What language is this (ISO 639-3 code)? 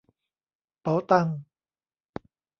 tha